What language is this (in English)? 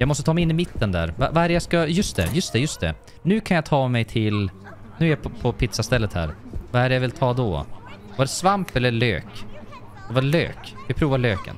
Swedish